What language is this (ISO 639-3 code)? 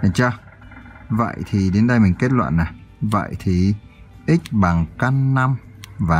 vie